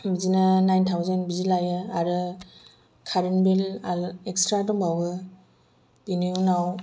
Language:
Bodo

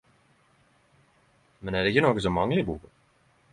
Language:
Norwegian Nynorsk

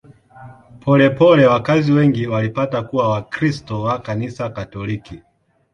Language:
Swahili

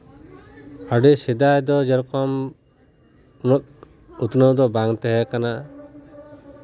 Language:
Santali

